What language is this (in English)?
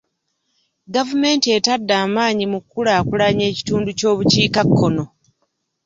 Ganda